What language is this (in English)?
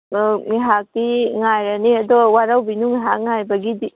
Manipuri